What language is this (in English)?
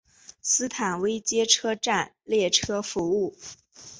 Chinese